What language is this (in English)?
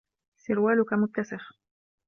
Arabic